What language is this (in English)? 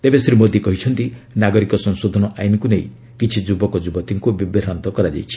Odia